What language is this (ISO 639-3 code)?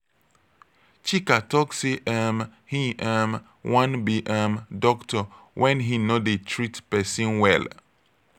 pcm